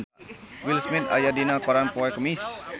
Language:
Sundanese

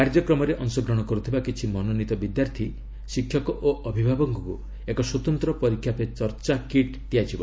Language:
Odia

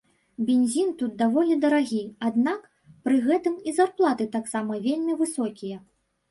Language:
Belarusian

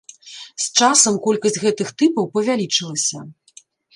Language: Belarusian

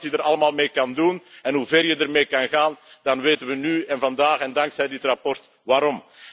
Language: Dutch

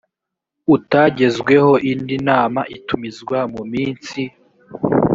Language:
Kinyarwanda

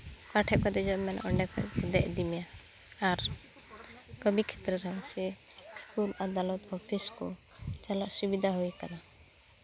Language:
Santali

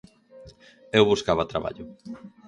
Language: Galician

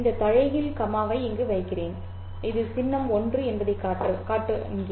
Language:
Tamil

